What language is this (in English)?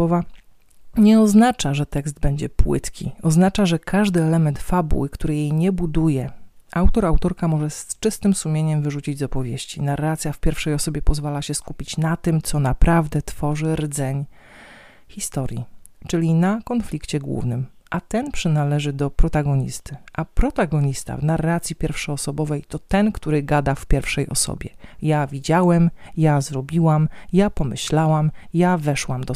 Polish